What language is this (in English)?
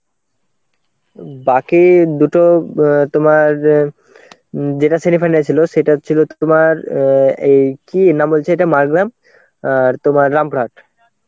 Bangla